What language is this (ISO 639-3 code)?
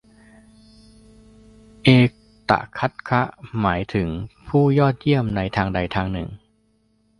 tha